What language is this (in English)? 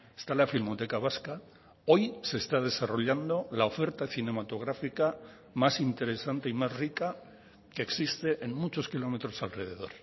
Spanish